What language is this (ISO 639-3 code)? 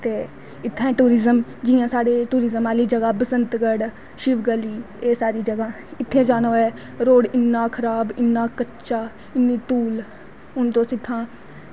doi